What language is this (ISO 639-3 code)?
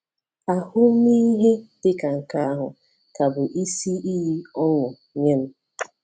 ibo